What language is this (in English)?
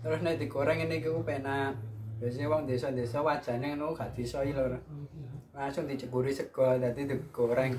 Indonesian